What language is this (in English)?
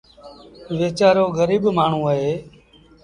Sindhi Bhil